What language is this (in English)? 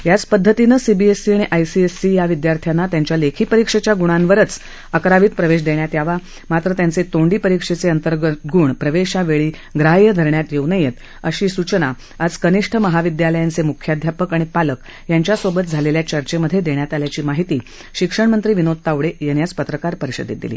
Marathi